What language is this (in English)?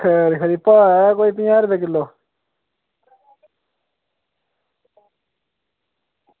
Dogri